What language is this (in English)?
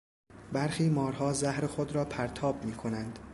Persian